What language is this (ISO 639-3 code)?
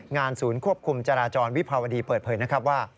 tha